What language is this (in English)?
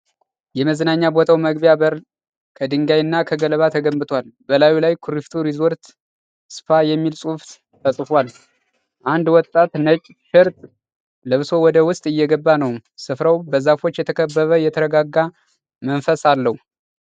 Amharic